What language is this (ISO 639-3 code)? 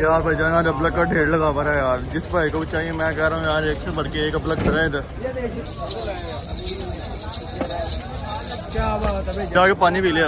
hin